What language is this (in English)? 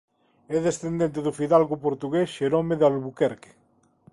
Galician